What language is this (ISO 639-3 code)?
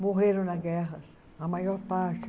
por